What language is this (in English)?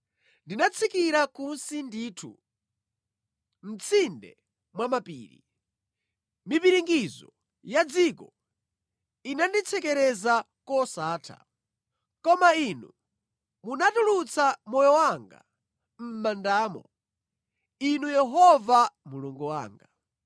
Nyanja